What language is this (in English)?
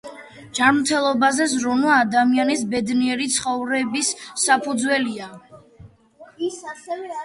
Georgian